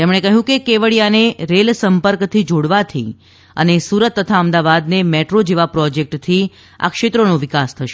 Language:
Gujarati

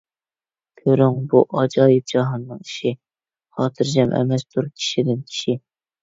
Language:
Uyghur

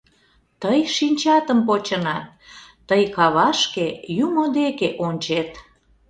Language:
Mari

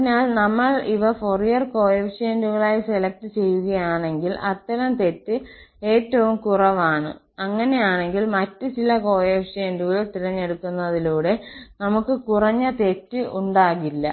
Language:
Malayalam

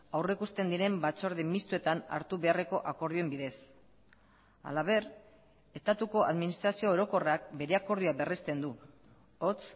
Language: Basque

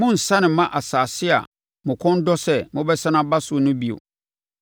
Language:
Akan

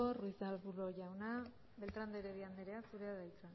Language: Basque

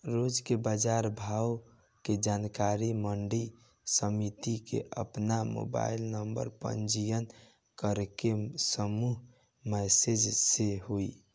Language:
Bhojpuri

